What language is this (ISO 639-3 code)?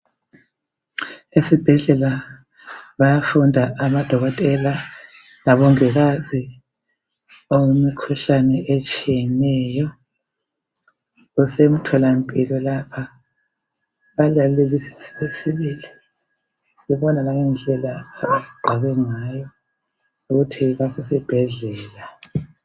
nde